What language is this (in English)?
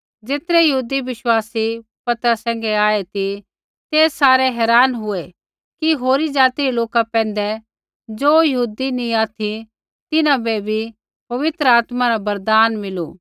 Kullu Pahari